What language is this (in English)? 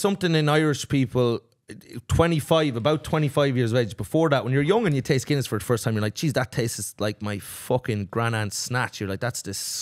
English